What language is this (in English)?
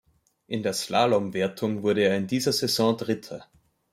German